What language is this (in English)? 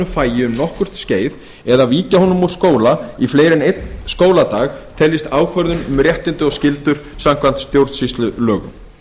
Icelandic